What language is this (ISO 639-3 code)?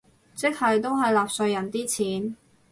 yue